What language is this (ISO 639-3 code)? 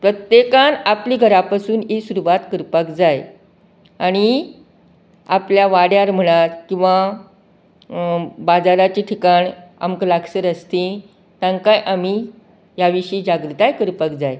kok